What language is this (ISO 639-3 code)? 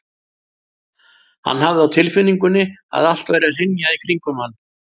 isl